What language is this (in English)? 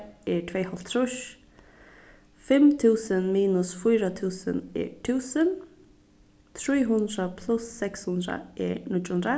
Faroese